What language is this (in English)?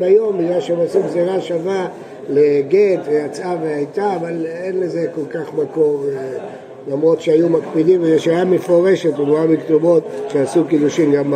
Hebrew